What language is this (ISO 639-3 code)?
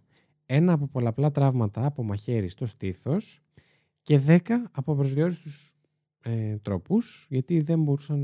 ell